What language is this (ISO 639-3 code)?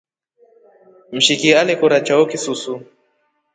rof